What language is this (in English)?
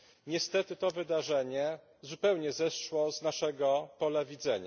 Polish